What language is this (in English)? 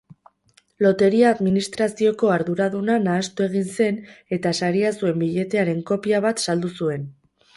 Basque